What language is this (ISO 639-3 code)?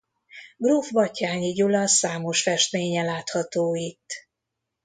hun